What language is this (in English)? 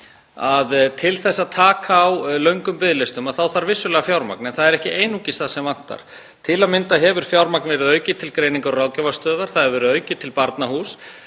Icelandic